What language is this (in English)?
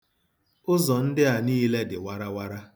Igbo